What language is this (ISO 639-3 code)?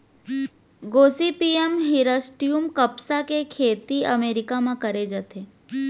hne